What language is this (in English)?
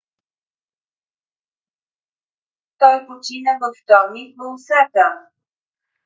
Bulgarian